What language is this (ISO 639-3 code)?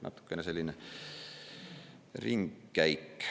est